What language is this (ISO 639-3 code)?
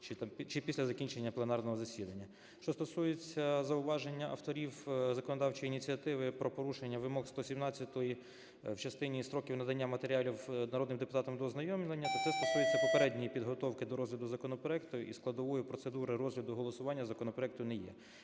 ukr